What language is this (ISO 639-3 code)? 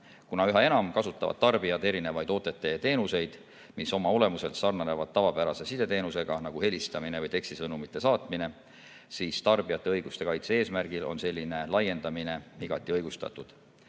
est